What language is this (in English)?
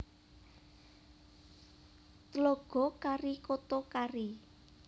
Javanese